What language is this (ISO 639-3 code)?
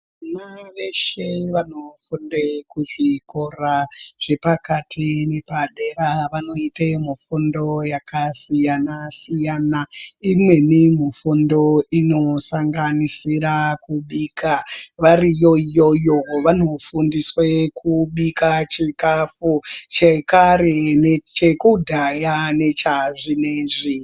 ndc